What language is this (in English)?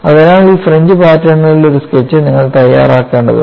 Malayalam